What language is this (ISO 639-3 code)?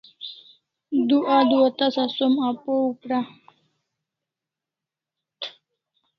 kls